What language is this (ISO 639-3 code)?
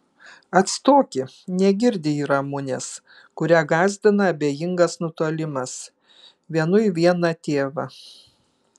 lit